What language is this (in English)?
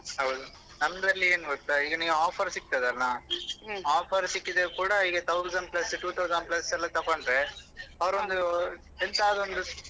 Kannada